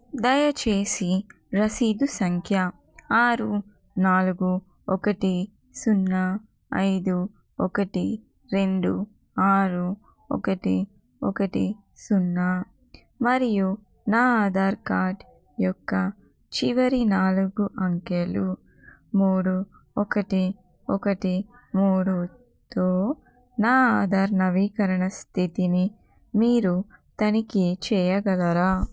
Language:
Telugu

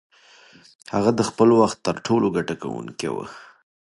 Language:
Pashto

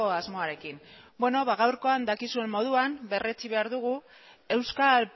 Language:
Basque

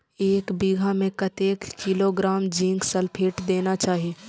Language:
Maithili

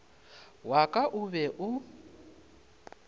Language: Northern Sotho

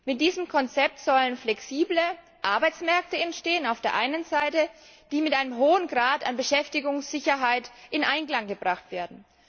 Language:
German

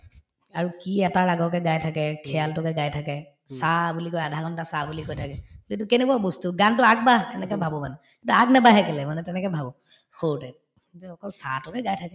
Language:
Assamese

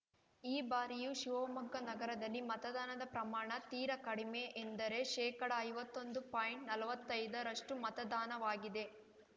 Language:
Kannada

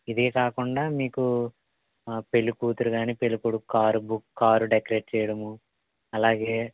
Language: Telugu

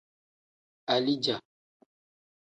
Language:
Tem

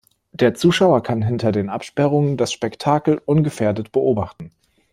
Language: German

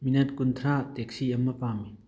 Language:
Manipuri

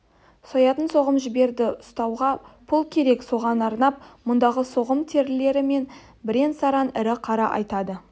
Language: Kazakh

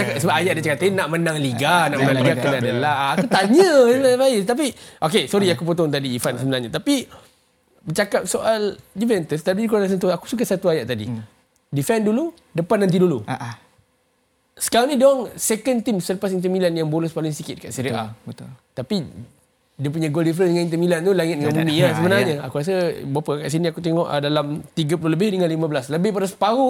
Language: Malay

